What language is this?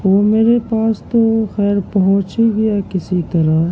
Urdu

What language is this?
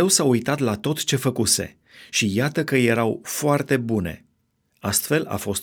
Romanian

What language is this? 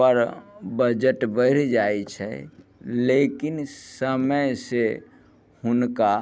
Maithili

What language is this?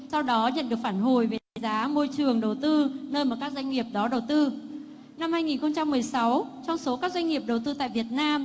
Vietnamese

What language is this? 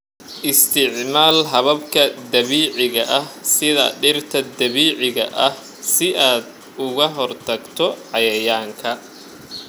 Somali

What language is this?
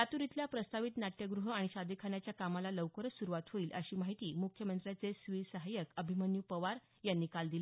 Marathi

